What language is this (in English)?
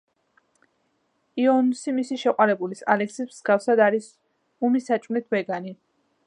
Georgian